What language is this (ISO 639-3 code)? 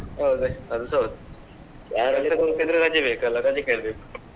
kan